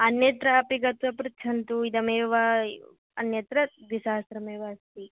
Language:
Sanskrit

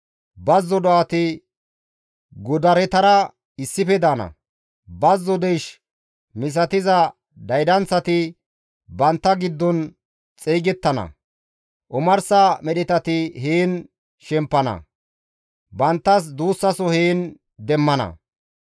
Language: Gamo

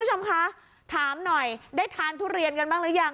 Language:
Thai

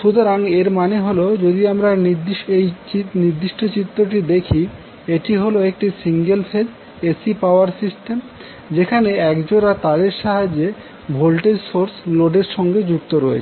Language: Bangla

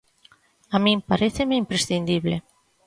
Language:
Galician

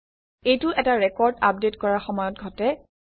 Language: Assamese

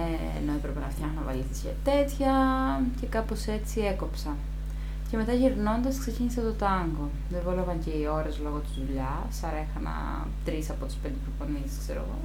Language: Greek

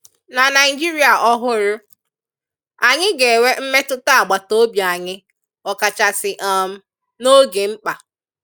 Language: Igbo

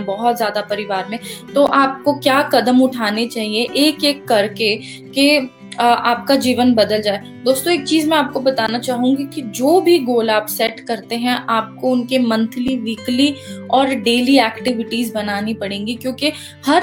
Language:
Hindi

